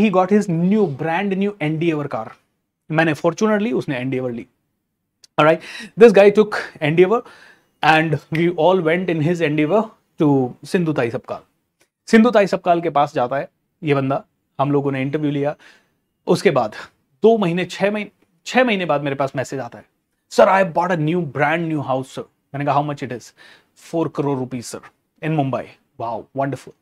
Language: Hindi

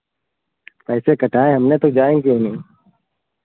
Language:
Hindi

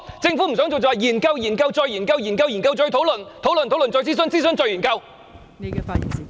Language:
Cantonese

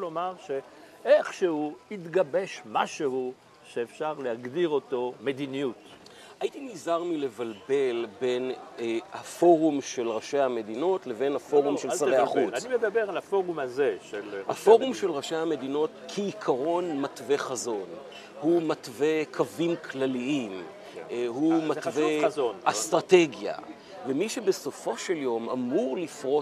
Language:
Hebrew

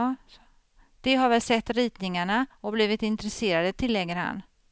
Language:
Swedish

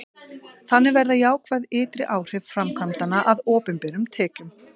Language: Icelandic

